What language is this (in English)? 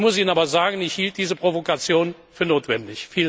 German